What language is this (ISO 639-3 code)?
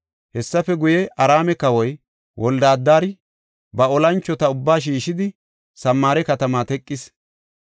gof